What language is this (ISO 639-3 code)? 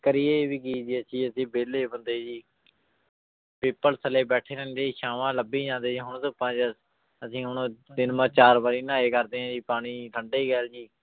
pan